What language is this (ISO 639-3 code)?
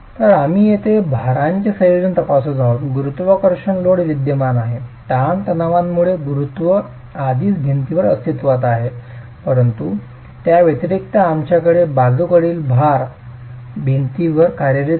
mar